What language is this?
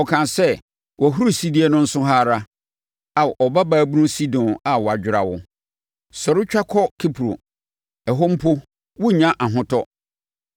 Akan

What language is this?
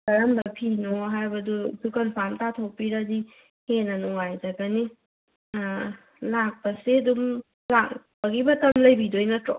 Manipuri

